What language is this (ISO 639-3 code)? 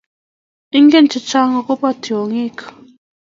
kln